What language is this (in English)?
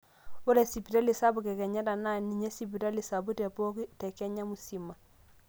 Masai